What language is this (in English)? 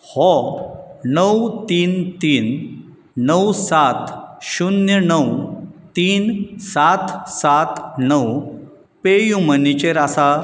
Konkani